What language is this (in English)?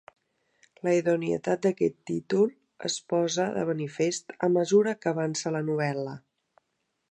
Catalan